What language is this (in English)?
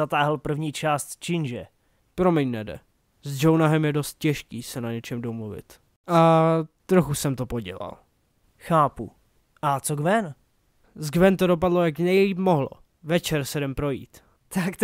Czech